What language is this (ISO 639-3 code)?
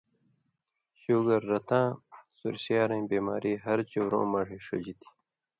mvy